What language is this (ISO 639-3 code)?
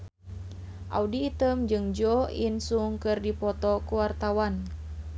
sun